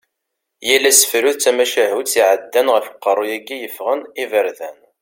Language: Kabyle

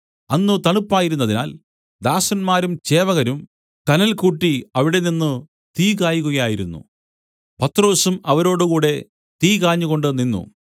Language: Malayalam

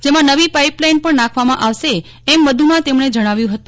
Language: Gujarati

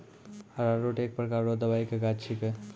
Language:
Maithili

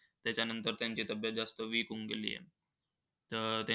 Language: Marathi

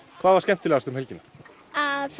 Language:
Icelandic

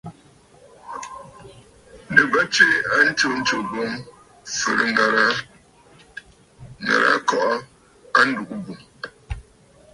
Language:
Bafut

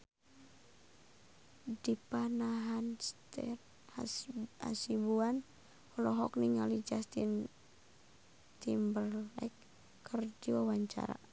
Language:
Sundanese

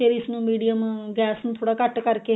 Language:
Punjabi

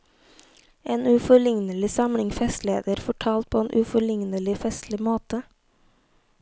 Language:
Norwegian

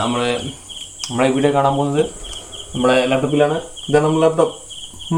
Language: Malayalam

